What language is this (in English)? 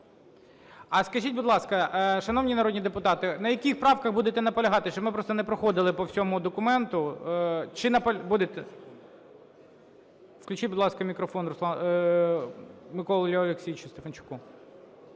Ukrainian